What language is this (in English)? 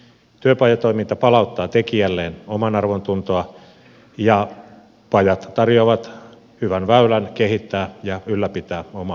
Finnish